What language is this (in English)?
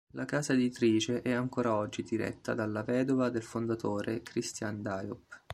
Italian